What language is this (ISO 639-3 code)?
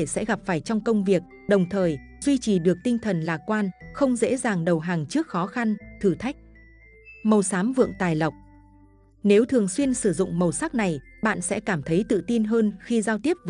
vie